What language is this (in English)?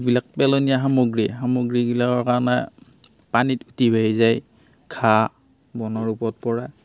Assamese